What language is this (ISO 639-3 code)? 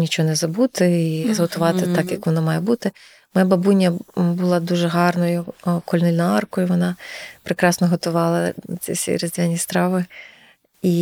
ukr